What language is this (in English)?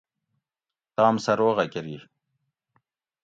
Gawri